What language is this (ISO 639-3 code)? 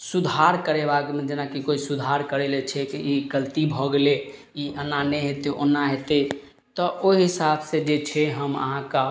mai